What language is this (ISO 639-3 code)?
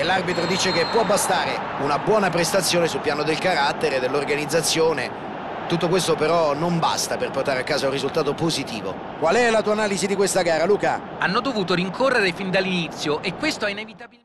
ita